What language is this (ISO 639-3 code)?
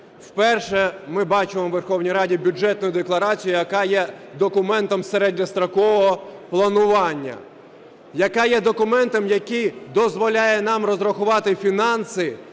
ukr